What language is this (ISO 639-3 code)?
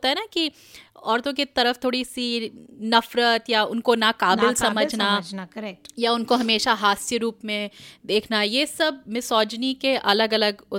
hin